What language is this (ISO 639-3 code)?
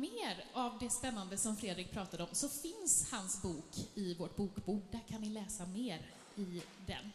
swe